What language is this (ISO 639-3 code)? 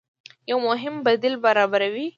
pus